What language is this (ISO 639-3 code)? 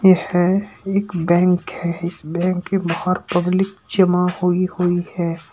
hin